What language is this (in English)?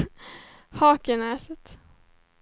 Swedish